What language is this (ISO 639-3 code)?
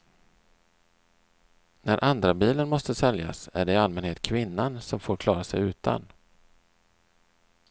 swe